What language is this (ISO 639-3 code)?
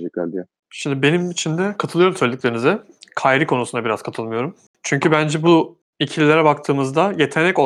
tur